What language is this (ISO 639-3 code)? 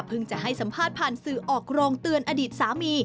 tha